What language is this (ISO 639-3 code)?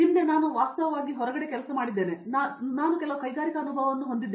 kan